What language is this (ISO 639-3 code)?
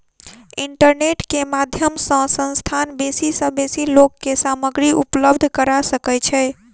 mai